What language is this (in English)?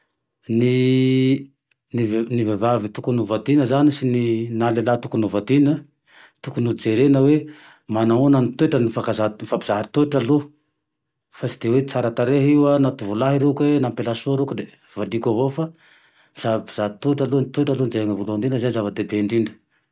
Tandroy-Mahafaly Malagasy